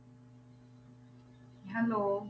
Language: Punjabi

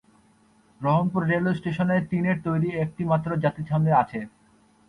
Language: Bangla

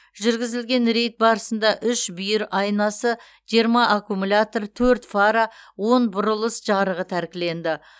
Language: Kazakh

